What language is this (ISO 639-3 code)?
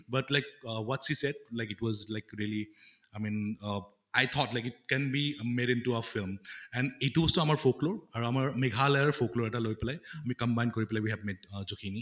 asm